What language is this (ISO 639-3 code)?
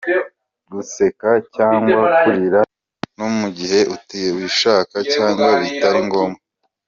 kin